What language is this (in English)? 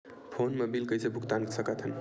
Chhattisgarhi